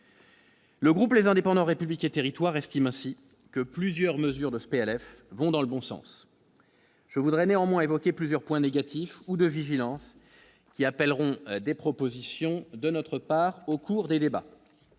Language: French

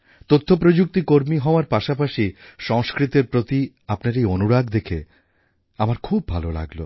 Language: Bangla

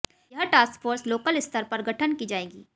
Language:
Hindi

